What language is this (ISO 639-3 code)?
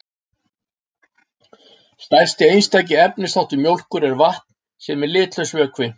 isl